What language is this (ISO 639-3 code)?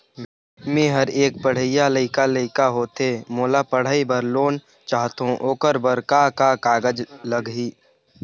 hne